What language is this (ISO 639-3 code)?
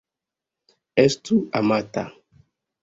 epo